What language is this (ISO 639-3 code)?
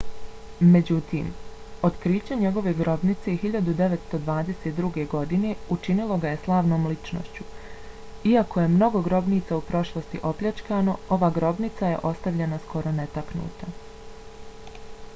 bos